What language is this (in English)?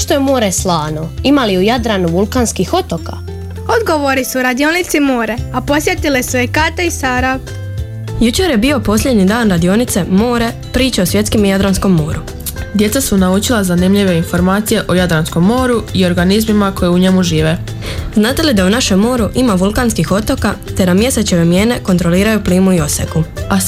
Croatian